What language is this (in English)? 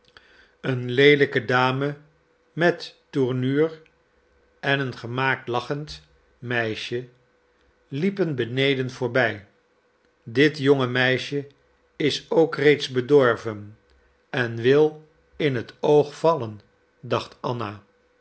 Dutch